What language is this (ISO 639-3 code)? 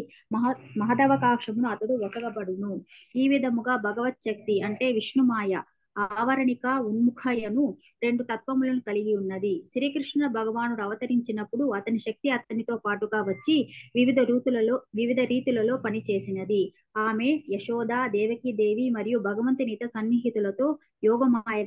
tel